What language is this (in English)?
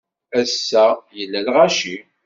Kabyle